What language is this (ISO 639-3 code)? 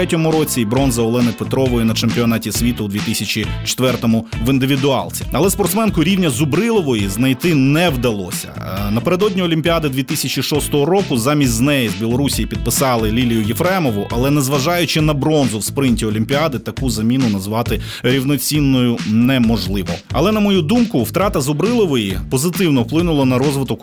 ukr